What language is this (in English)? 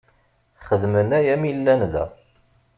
Kabyle